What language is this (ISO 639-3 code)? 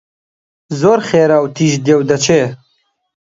ckb